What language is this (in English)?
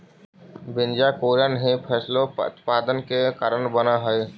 Magahi